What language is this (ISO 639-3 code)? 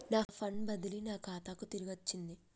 tel